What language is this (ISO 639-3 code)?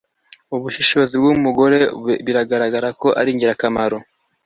kin